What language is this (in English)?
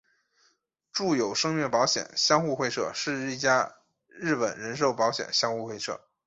Chinese